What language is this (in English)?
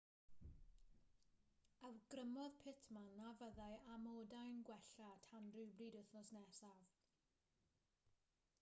Welsh